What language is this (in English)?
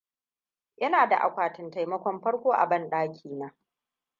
Hausa